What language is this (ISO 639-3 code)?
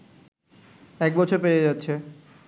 ben